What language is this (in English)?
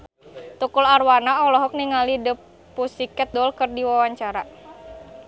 Sundanese